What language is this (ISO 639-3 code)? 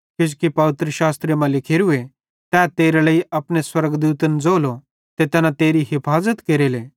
bhd